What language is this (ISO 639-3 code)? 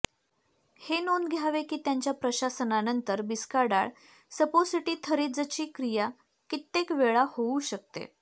mar